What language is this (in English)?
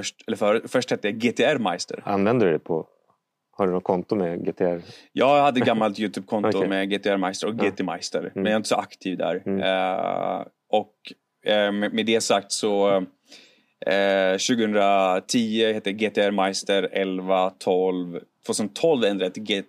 Swedish